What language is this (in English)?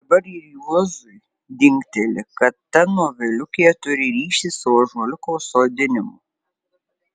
Lithuanian